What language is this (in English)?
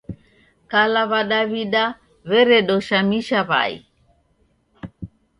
Taita